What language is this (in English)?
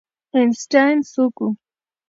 Pashto